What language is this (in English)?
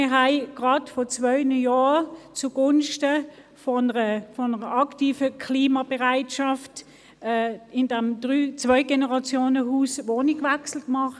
Swiss German